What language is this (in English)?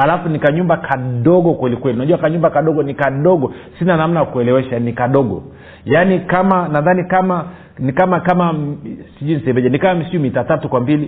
Swahili